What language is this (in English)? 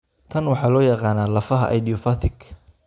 Somali